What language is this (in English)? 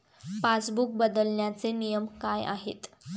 Marathi